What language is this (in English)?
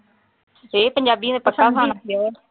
Punjabi